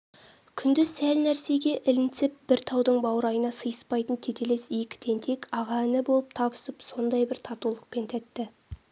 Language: Kazakh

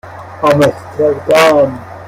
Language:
Persian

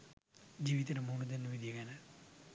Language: Sinhala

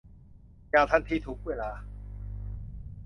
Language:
Thai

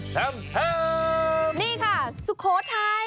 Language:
Thai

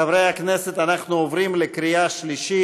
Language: Hebrew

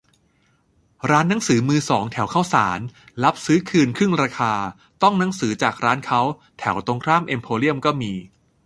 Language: Thai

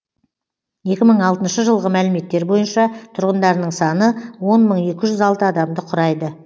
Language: Kazakh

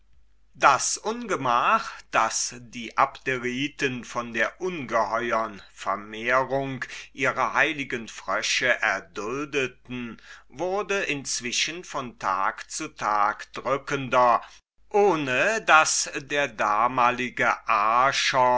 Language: German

